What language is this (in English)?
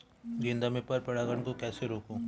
Hindi